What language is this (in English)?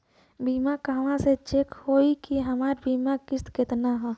Bhojpuri